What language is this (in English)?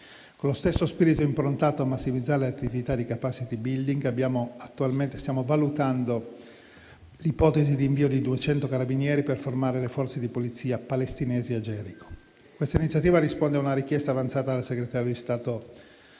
Italian